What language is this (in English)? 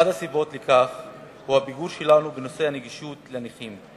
Hebrew